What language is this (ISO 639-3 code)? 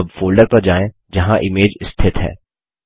hin